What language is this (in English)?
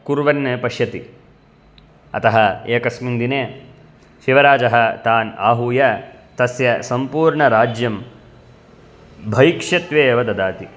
Sanskrit